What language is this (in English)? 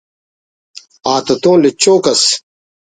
Brahui